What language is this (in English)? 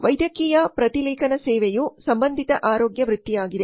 Kannada